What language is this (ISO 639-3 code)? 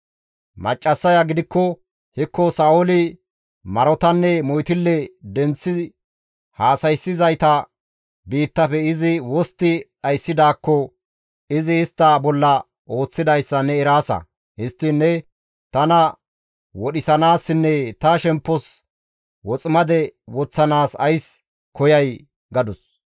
gmv